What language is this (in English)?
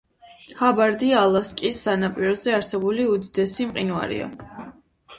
Georgian